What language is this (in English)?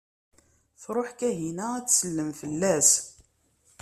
Kabyle